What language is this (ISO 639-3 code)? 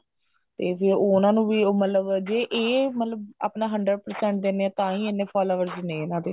pan